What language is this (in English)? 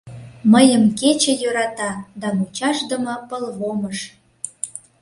Mari